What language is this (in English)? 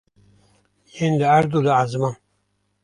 Kurdish